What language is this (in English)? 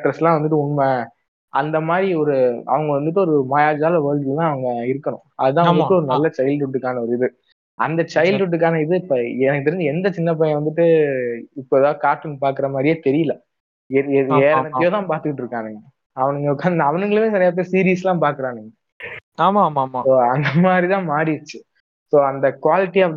Tamil